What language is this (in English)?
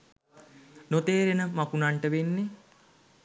Sinhala